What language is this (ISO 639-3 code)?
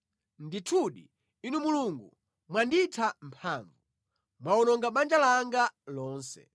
nya